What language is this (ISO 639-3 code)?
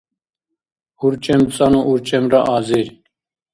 dar